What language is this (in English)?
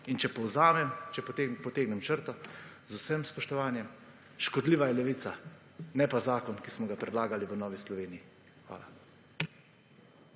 Slovenian